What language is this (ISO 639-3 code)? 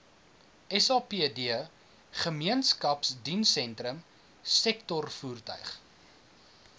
afr